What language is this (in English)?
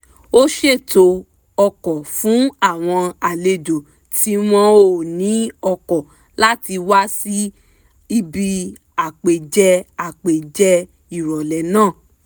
Yoruba